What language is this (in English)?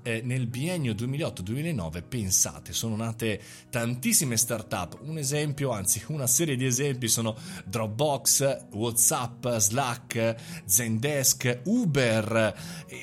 Italian